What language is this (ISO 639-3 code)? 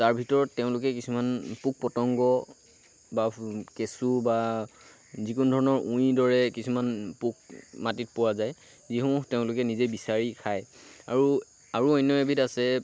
asm